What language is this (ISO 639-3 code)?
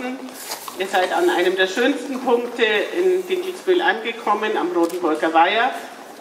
deu